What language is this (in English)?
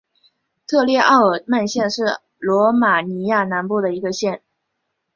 Chinese